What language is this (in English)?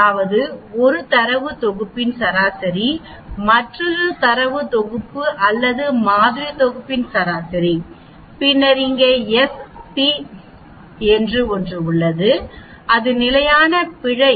Tamil